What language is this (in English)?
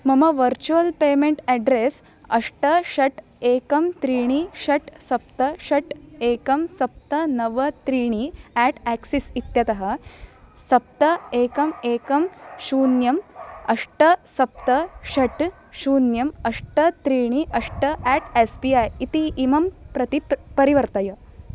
Sanskrit